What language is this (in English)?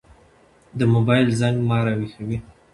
Pashto